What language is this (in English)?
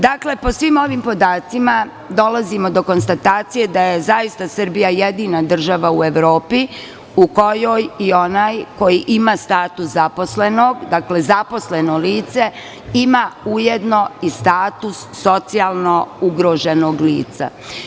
Serbian